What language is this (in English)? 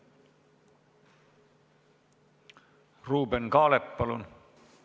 Estonian